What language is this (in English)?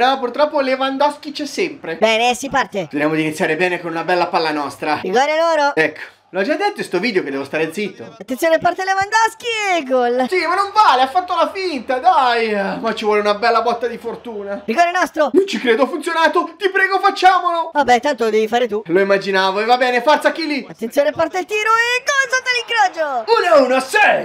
Italian